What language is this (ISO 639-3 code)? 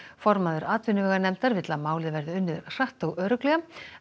isl